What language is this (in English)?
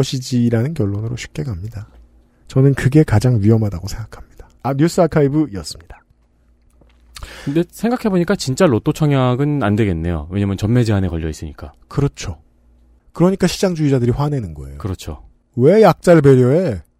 Korean